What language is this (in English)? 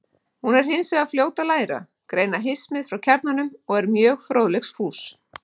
Icelandic